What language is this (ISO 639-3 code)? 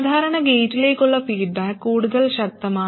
mal